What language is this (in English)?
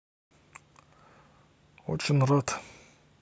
Russian